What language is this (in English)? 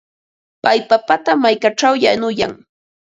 Ambo-Pasco Quechua